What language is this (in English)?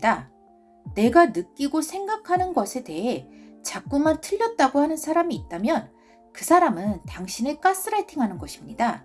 Korean